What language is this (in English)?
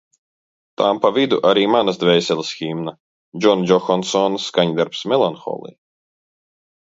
Latvian